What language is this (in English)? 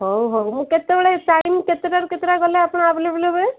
Odia